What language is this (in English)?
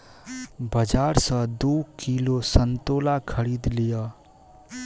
Maithili